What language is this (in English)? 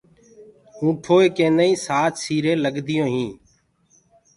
Gurgula